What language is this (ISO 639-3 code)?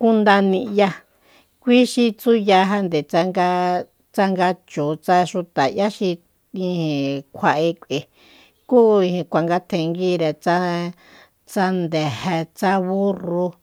vmp